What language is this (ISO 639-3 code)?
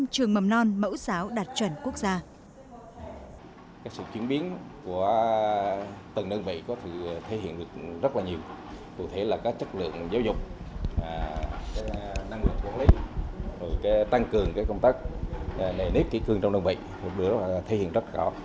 vie